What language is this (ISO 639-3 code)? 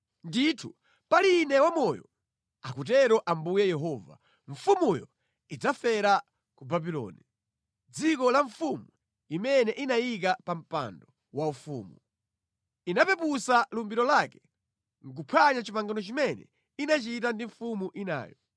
nya